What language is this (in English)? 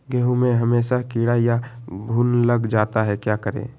Magahi